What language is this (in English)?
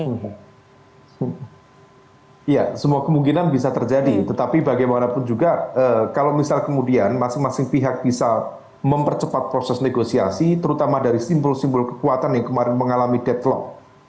Indonesian